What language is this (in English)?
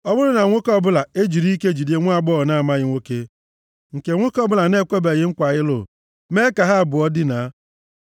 Igbo